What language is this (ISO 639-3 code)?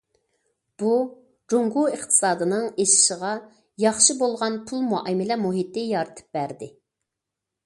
uig